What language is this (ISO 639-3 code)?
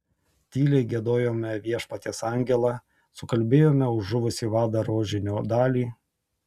lit